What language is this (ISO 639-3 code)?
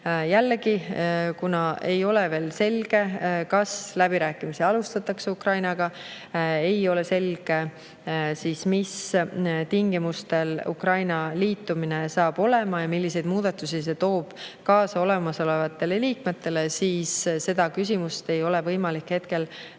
est